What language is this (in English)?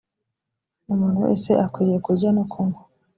Kinyarwanda